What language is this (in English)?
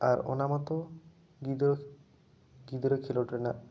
Santali